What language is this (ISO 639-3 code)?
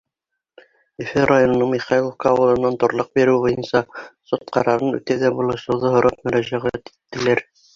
bak